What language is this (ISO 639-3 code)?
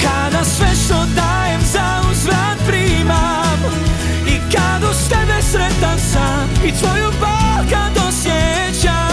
hrv